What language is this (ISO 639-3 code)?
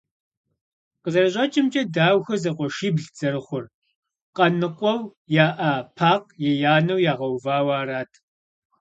kbd